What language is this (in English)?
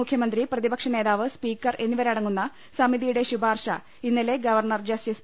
Malayalam